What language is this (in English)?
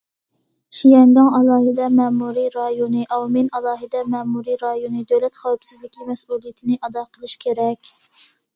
Uyghur